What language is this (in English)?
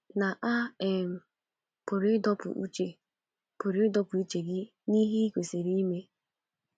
Igbo